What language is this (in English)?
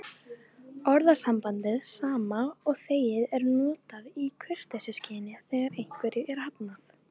Icelandic